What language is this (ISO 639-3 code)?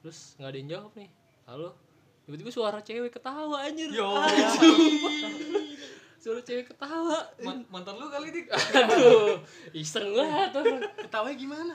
ind